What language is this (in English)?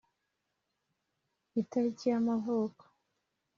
Kinyarwanda